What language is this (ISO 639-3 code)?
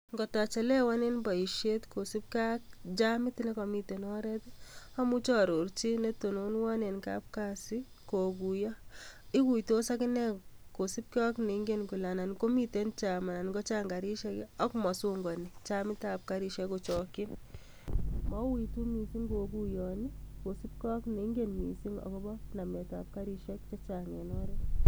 kln